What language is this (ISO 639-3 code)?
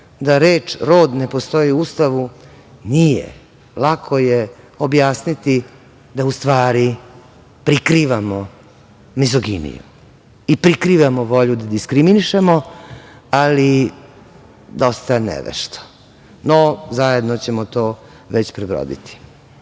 srp